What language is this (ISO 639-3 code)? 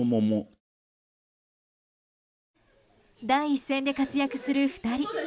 jpn